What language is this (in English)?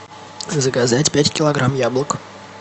Russian